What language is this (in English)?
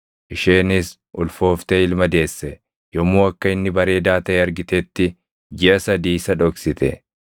Oromo